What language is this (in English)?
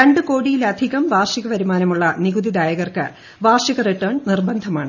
Malayalam